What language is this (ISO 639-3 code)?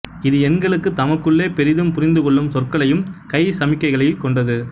tam